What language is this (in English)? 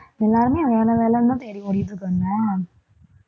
Tamil